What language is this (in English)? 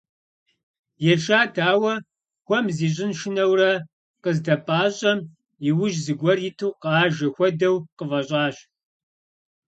Kabardian